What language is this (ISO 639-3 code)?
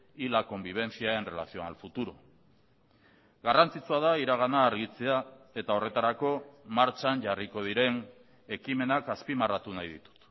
eus